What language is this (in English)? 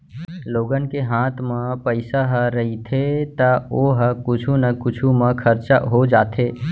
Chhattisgarhi